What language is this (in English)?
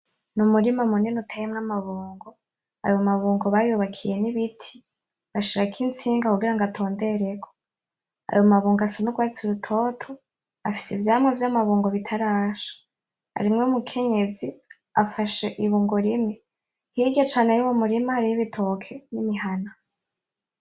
Rundi